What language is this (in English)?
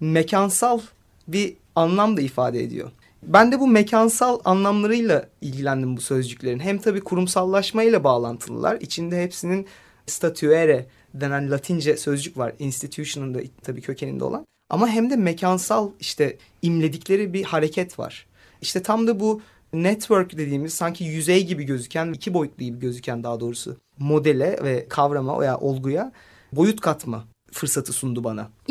Turkish